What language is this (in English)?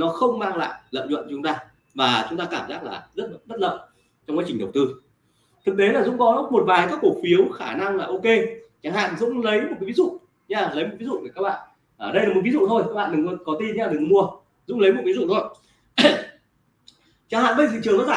Vietnamese